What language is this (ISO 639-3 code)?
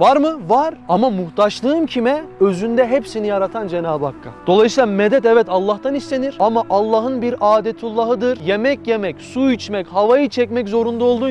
tur